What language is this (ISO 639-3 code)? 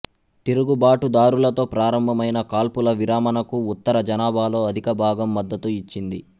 tel